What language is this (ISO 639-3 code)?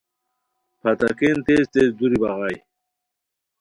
khw